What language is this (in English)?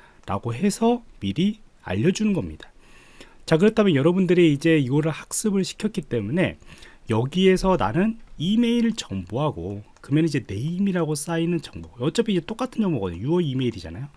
Korean